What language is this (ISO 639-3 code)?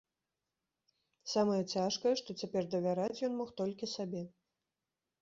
bel